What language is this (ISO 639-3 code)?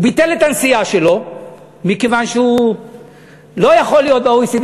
heb